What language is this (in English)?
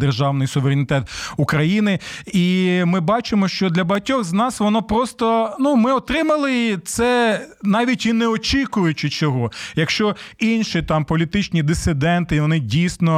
Ukrainian